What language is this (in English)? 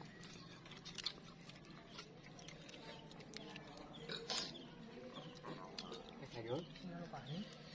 Indonesian